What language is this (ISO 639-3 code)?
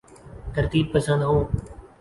urd